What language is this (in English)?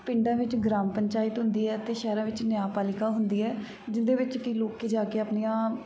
Punjabi